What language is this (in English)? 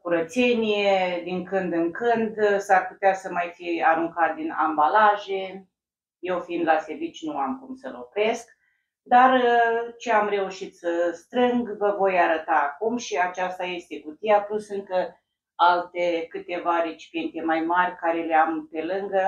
Romanian